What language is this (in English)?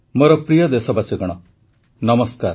Odia